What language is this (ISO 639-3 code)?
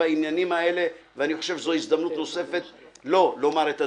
heb